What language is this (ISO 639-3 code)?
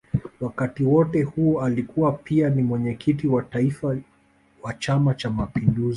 swa